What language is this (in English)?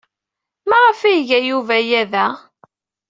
Kabyle